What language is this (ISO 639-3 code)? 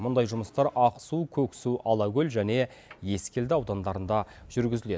kaz